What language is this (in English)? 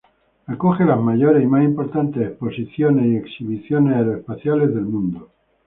Spanish